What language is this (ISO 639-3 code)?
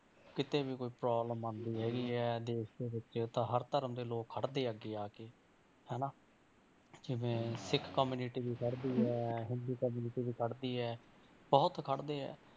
pan